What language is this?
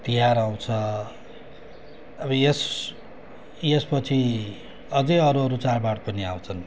Nepali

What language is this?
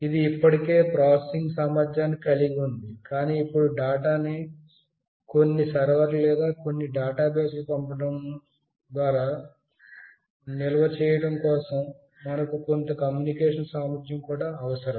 Telugu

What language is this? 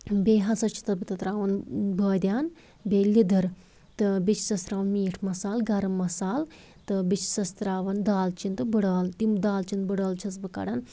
Kashmiri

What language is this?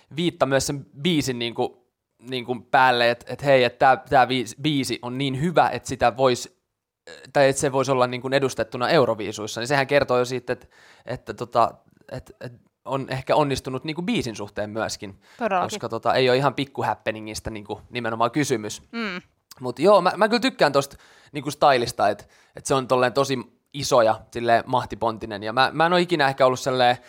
Finnish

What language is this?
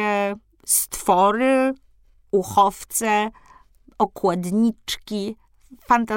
Polish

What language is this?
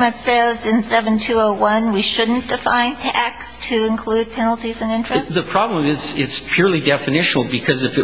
English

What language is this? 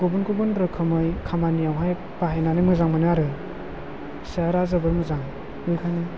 Bodo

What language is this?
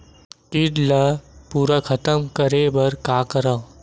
Chhattisgarhi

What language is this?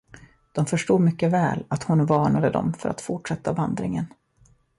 Swedish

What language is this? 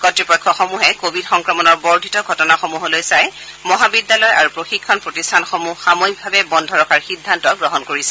Assamese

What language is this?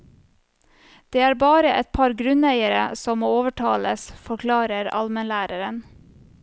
Norwegian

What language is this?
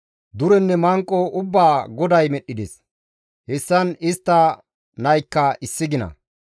Gamo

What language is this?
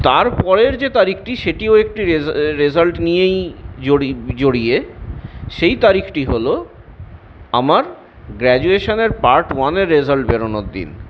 Bangla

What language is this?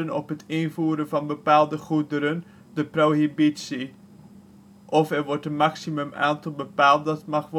Dutch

